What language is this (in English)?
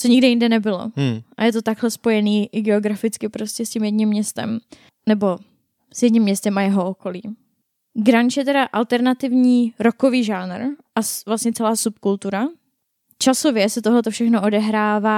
Czech